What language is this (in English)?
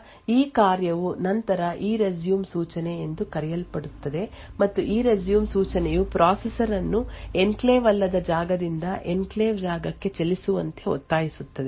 Kannada